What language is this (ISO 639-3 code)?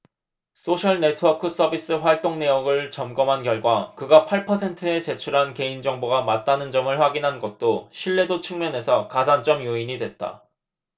kor